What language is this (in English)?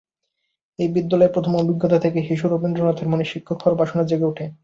Bangla